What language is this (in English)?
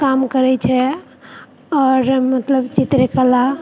Maithili